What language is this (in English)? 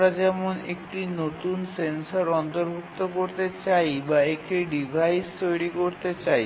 Bangla